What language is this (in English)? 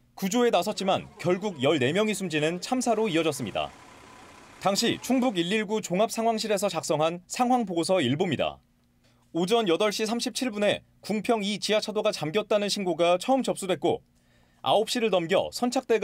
Korean